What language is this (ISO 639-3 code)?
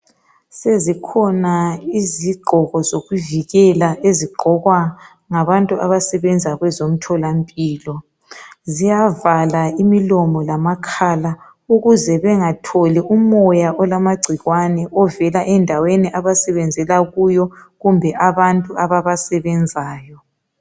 nde